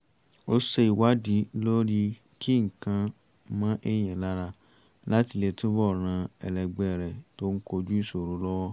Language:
Yoruba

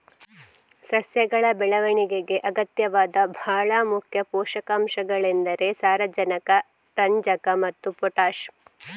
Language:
Kannada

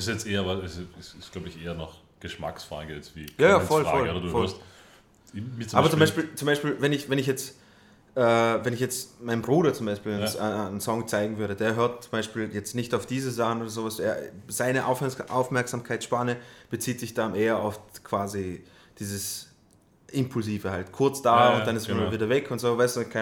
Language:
German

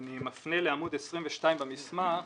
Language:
Hebrew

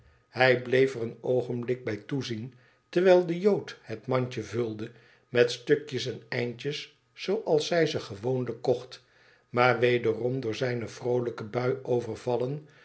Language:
Dutch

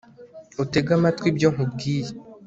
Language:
Kinyarwanda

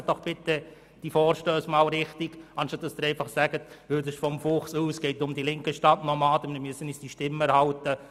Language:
Swiss German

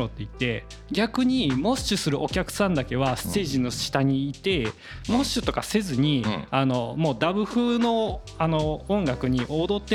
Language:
Japanese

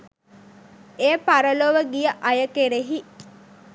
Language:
Sinhala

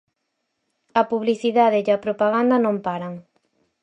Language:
Galician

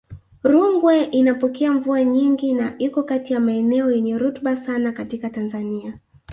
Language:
Swahili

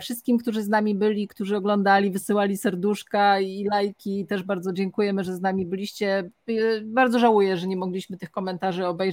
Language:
Polish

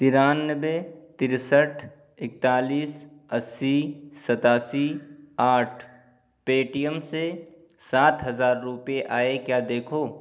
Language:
Urdu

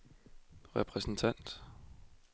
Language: Danish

